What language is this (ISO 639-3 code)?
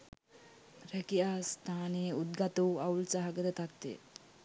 sin